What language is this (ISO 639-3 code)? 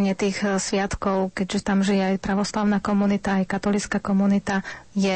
slk